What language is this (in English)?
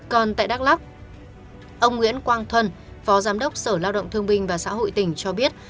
Vietnamese